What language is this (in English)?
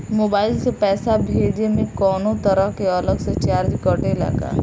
Bhojpuri